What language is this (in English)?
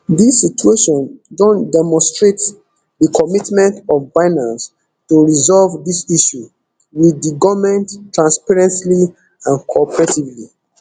Nigerian Pidgin